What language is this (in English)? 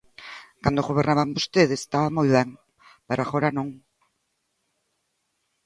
Galician